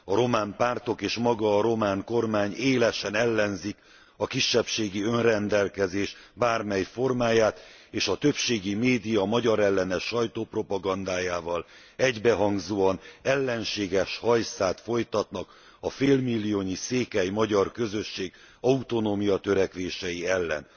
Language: Hungarian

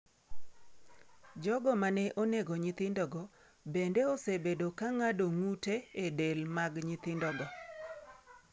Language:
Luo (Kenya and Tanzania)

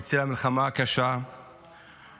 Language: Hebrew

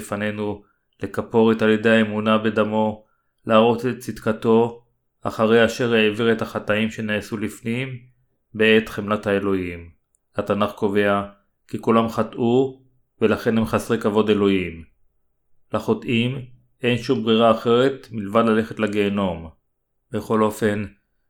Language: Hebrew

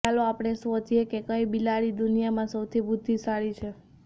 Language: Gujarati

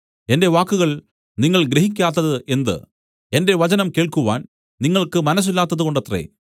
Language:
Malayalam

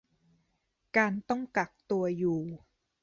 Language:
Thai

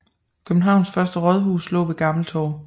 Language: Danish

